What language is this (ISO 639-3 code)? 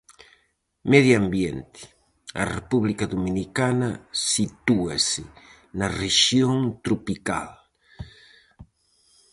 glg